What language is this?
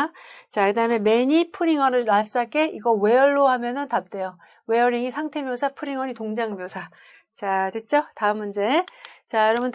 Korean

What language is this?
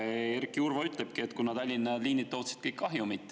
Estonian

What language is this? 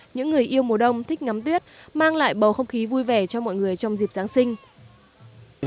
Vietnamese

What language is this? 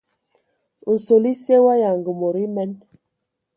Ewondo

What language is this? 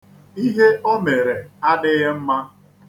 Igbo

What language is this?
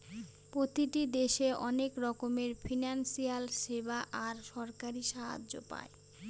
Bangla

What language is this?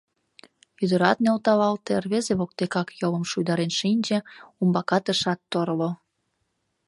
Mari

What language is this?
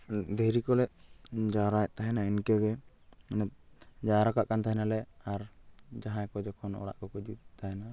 Santali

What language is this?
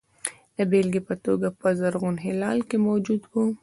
Pashto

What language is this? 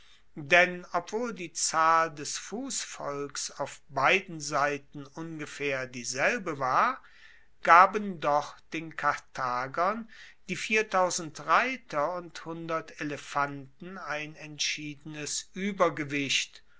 German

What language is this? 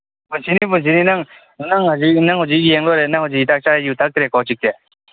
Manipuri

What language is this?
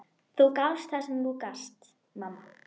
Icelandic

